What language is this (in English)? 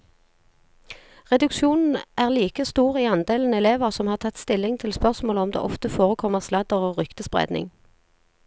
Norwegian